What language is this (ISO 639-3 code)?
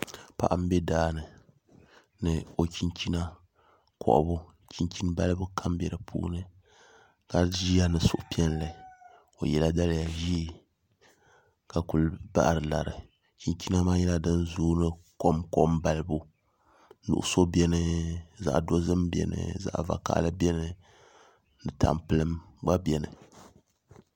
dag